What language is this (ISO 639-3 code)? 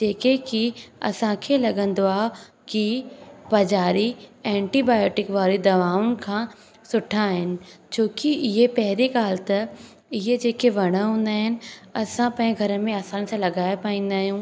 snd